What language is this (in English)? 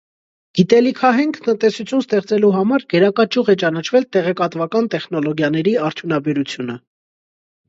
Armenian